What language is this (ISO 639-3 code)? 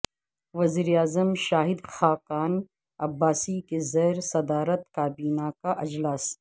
urd